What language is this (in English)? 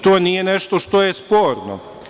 Serbian